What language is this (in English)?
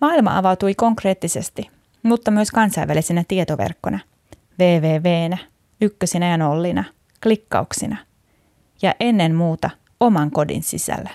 Finnish